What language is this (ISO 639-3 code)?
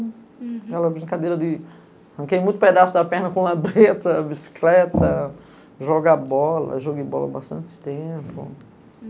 por